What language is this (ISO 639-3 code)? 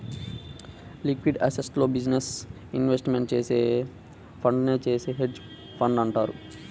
tel